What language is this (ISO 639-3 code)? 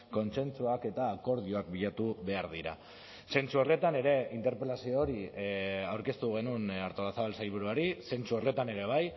eus